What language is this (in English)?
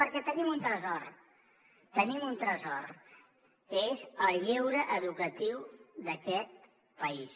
Catalan